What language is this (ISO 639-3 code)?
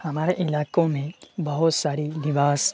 urd